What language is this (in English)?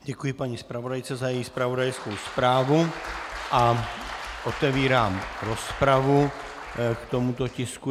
Czech